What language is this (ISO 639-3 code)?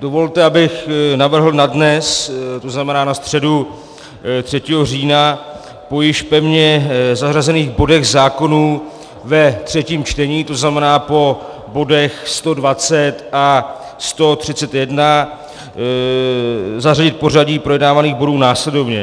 ces